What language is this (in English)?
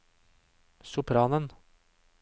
Norwegian